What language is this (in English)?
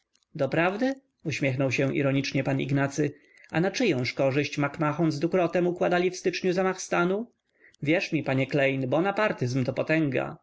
Polish